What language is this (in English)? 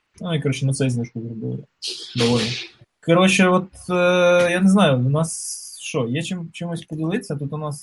Ukrainian